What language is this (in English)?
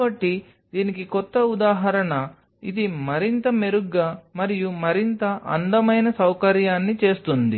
Telugu